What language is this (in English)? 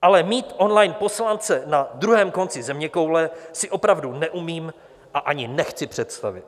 Czech